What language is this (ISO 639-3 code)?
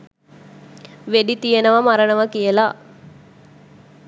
sin